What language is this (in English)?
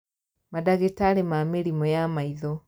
Kikuyu